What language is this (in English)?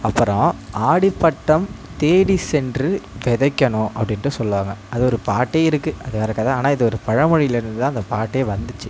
Tamil